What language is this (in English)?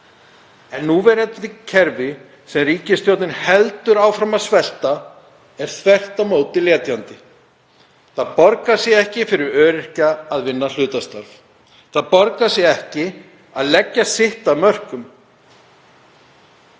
Icelandic